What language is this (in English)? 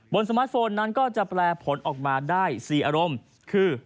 Thai